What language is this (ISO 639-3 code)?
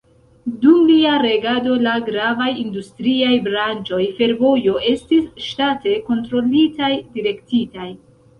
epo